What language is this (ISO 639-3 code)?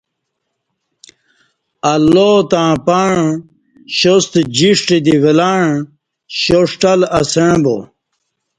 bsh